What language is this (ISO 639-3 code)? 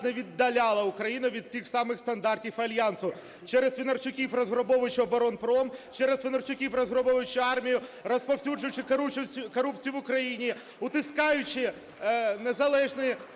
ukr